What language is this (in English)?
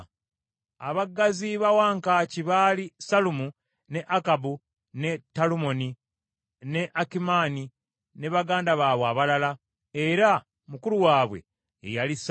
Ganda